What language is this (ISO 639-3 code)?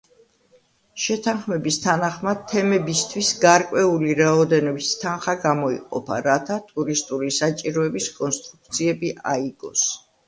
kat